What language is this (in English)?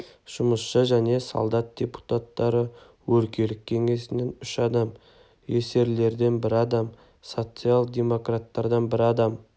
Kazakh